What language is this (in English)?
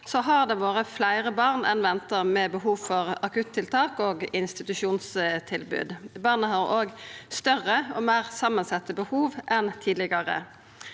Norwegian